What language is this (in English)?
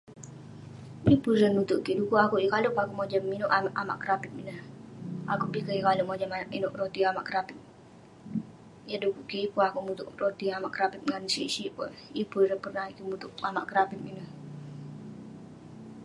Western Penan